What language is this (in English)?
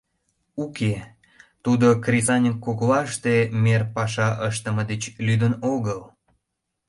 Mari